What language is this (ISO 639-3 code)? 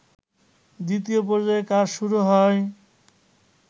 ben